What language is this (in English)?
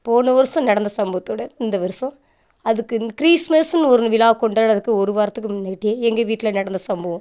Tamil